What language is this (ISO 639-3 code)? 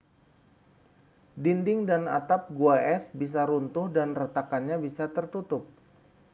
ind